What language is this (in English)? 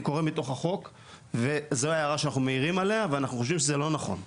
Hebrew